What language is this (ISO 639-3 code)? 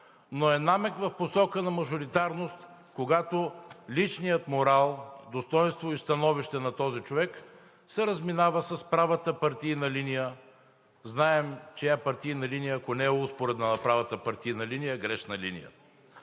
bul